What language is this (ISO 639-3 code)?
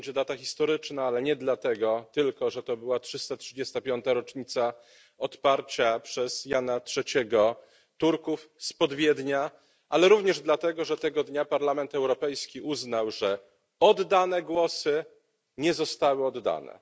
pol